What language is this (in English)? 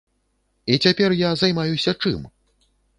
Belarusian